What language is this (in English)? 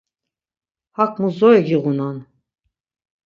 Laz